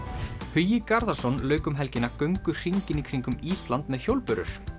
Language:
Icelandic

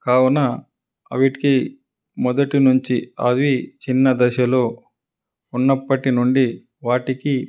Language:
Telugu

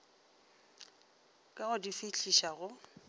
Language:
Northern Sotho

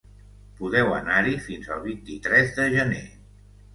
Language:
Catalan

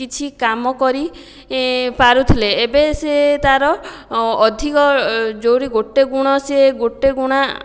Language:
Odia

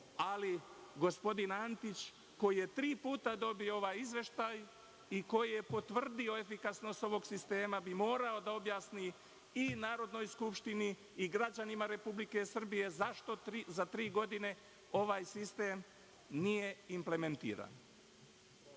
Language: Serbian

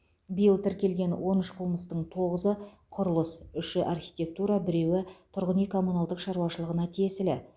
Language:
Kazakh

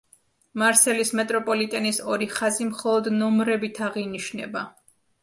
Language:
Georgian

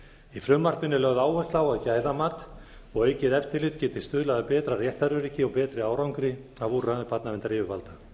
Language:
Icelandic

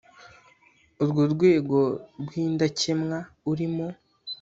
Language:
Kinyarwanda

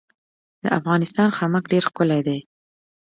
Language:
Pashto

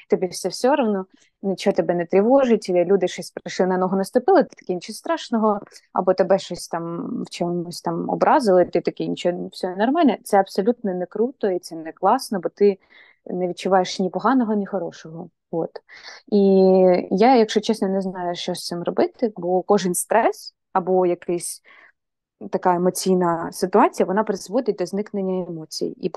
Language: Ukrainian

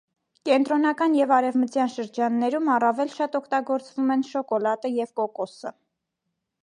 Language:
Armenian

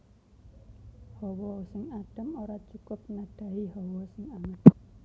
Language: Javanese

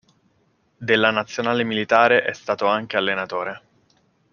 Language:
Italian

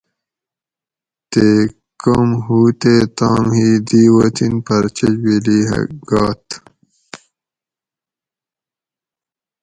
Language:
Gawri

